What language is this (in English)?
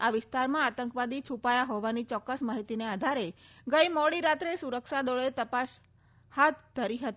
Gujarati